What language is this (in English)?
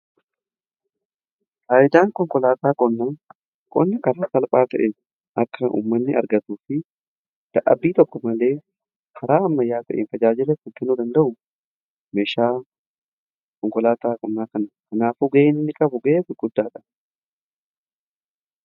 Oromo